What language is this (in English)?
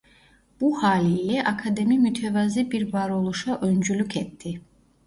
Turkish